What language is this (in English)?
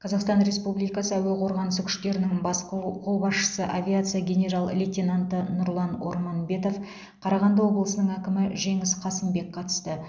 Kazakh